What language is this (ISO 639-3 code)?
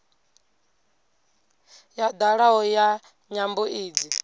ven